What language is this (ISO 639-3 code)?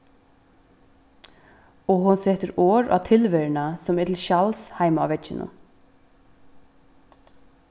fao